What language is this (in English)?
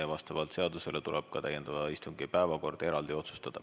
Estonian